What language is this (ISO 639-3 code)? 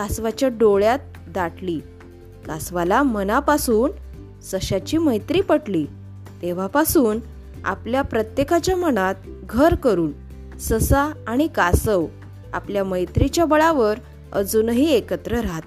mar